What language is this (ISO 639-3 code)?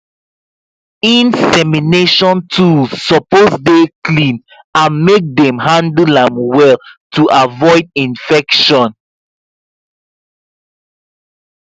pcm